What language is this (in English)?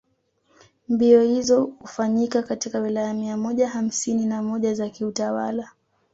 Swahili